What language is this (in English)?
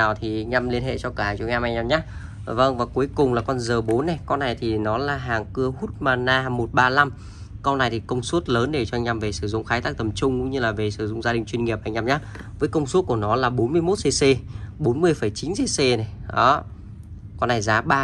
Vietnamese